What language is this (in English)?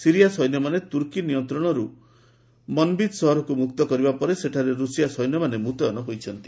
Odia